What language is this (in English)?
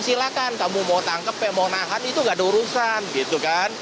Indonesian